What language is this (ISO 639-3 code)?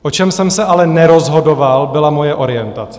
ces